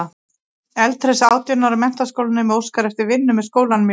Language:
Icelandic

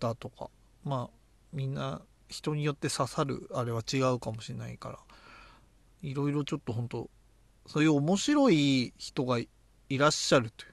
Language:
Japanese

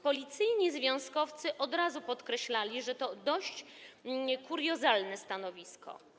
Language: Polish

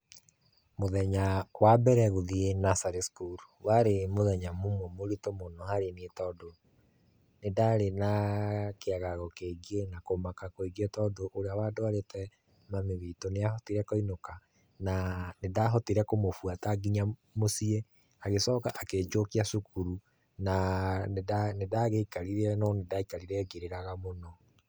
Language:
Kikuyu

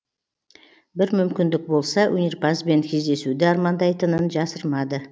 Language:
Kazakh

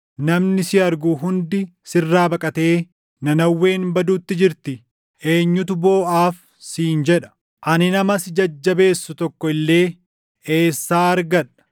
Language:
Oromo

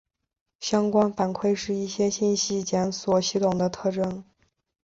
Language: Chinese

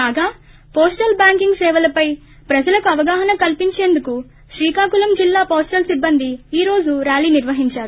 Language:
Telugu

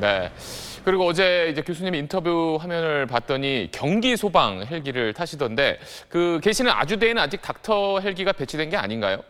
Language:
Korean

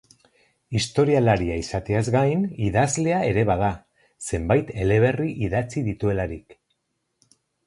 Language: Basque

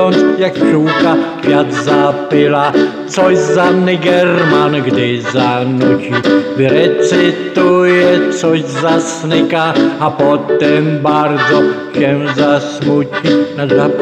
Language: Polish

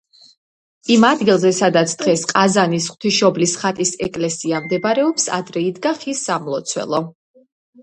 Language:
Georgian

